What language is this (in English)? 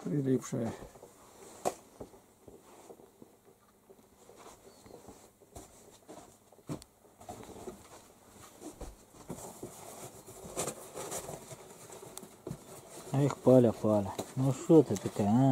Russian